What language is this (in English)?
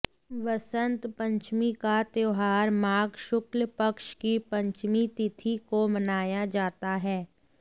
Hindi